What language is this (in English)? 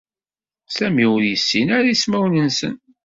Kabyle